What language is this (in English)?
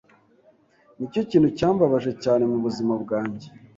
Kinyarwanda